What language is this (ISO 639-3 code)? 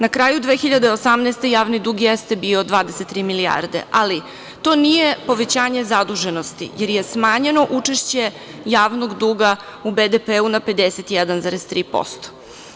srp